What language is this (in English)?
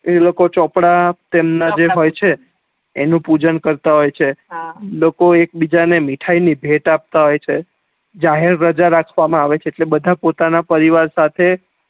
Gujarati